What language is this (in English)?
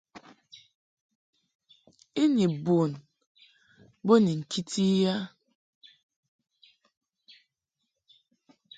Mungaka